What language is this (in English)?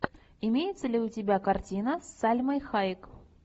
Russian